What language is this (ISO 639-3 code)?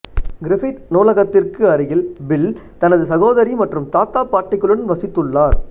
tam